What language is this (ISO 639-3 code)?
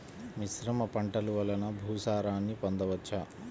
tel